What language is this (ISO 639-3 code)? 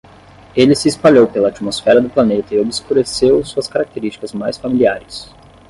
por